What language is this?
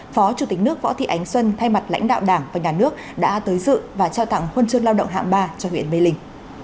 Vietnamese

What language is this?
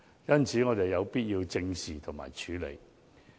Cantonese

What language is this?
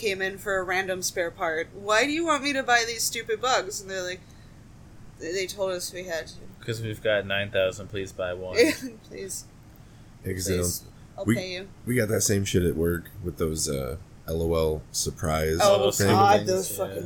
English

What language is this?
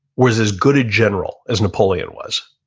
English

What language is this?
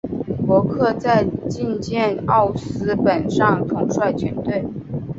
Chinese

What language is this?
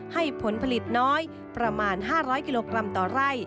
Thai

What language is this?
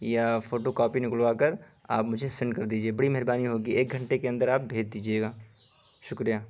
Urdu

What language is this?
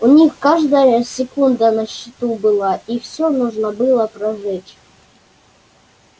Russian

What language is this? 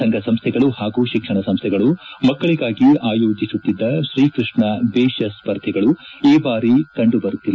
Kannada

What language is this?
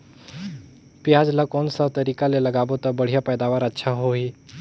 Chhattisgarhi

